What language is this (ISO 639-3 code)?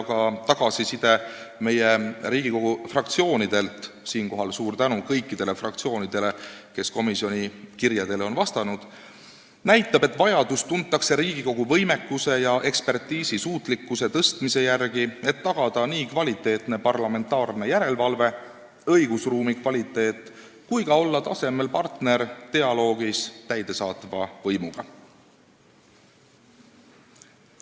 est